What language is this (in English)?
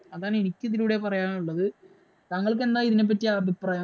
Malayalam